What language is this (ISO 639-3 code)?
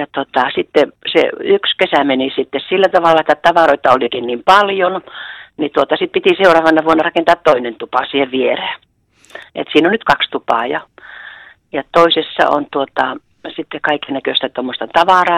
fin